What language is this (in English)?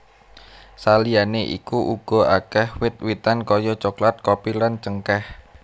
Javanese